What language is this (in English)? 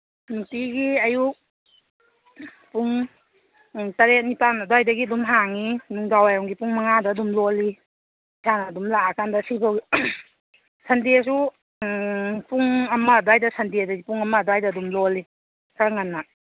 Manipuri